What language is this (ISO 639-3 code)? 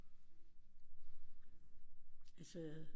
dan